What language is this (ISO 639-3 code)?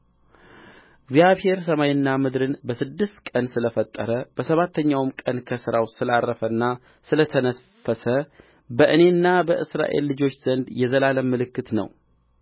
amh